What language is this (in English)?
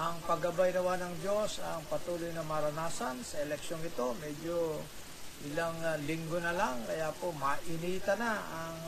Filipino